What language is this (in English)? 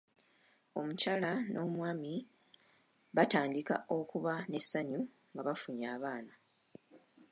Ganda